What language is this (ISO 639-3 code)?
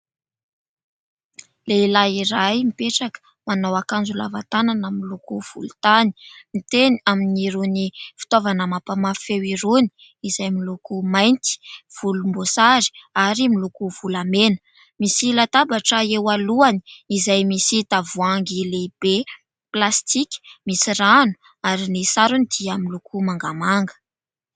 mlg